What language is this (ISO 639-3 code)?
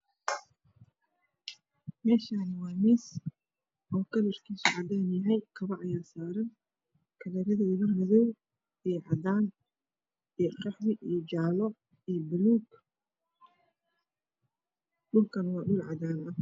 som